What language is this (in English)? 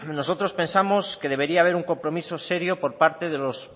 Spanish